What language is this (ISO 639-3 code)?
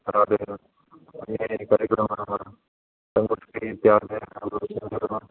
san